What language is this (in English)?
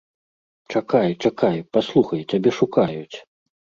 Belarusian